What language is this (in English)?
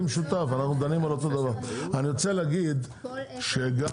Hebrew